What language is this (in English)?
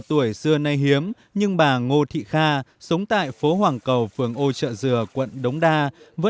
Vietnamese